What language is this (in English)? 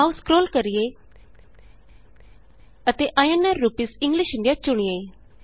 Punjabi